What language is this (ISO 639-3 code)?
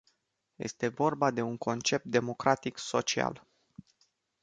ron